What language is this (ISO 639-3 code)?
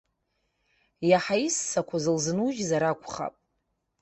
abk